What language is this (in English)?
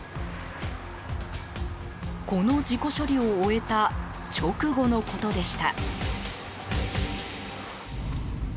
Japanese